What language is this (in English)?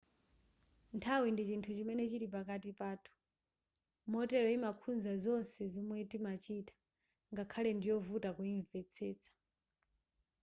Nyanja